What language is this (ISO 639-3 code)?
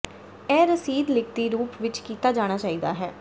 pan